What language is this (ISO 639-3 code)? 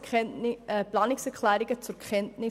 gsw